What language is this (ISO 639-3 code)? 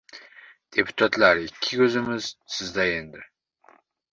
uzb